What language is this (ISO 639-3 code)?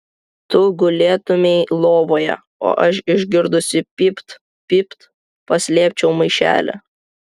lit